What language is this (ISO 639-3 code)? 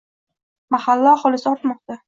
uzb